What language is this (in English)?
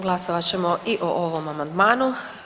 Croatian